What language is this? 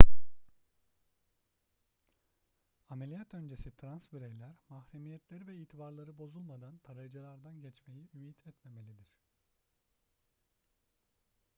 Turkish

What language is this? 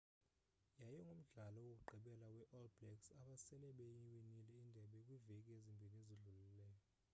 Xhosa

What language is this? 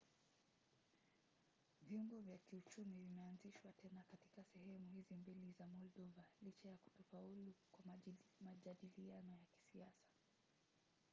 Swahili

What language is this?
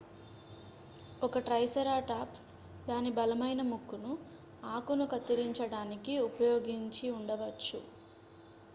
Telugu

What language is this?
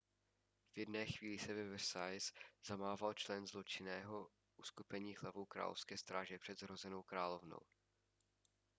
Czech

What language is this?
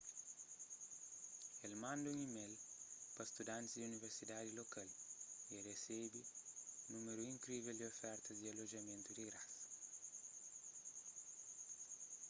Kabuverdianu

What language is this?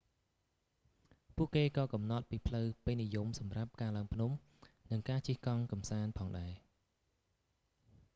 Khmer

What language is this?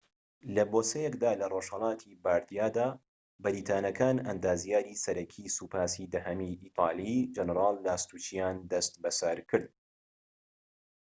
Central Kurdish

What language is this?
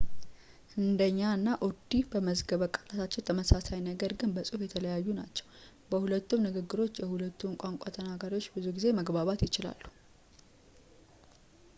Amharic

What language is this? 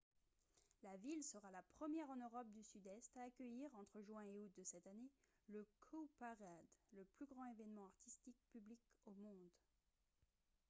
French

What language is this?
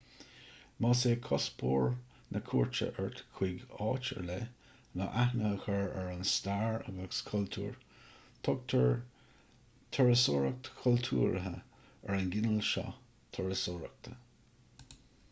Irish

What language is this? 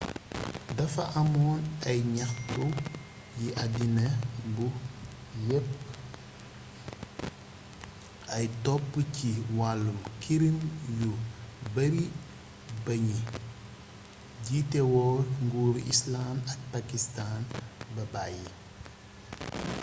Wolof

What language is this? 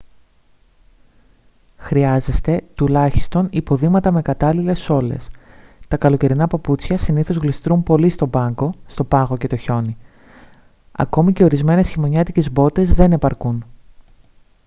Greek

